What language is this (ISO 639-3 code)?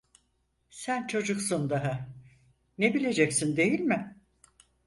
tur